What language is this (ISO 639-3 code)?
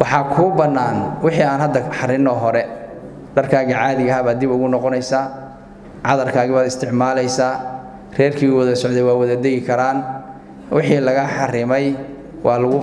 ara